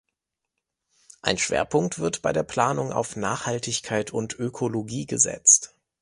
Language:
German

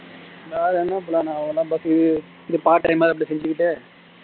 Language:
Tamil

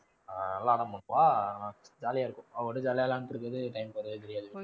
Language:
Tamil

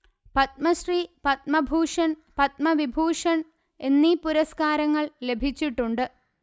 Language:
Malayalam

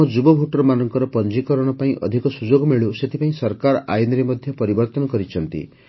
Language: Odia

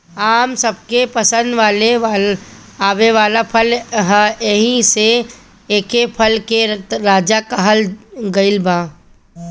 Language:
Bhojpuri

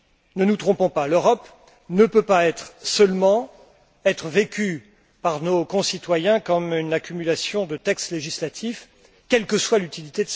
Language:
French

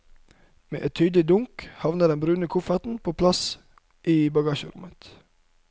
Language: Norwegian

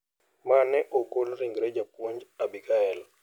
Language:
Luo (Kenya and Tanzania)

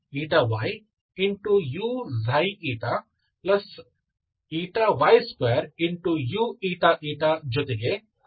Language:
Kannada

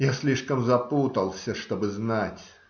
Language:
Russian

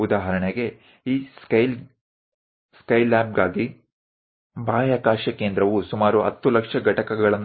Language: Gujarati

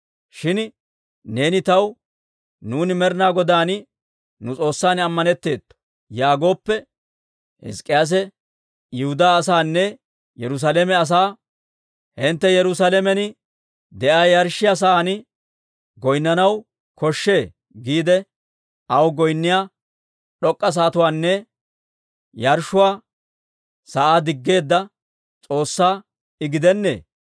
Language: Dawro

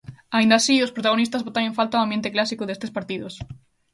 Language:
Galician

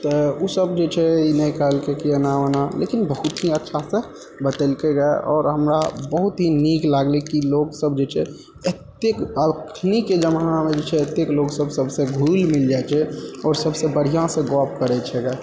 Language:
Maithili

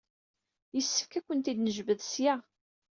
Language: Kabyle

